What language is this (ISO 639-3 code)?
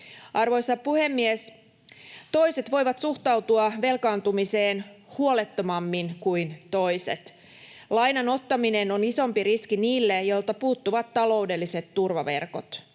fin